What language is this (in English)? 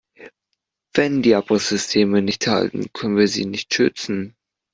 German